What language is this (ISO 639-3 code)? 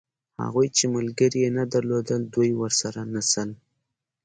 pus